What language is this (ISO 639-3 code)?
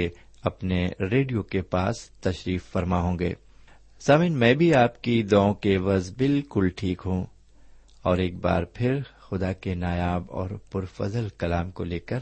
urd